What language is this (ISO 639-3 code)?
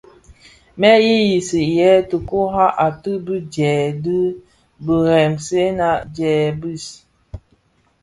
ksf